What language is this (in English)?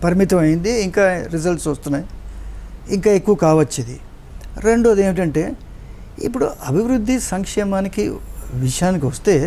Telugu